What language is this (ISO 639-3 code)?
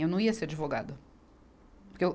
por